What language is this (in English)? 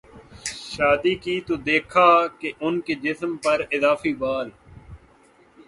Urdu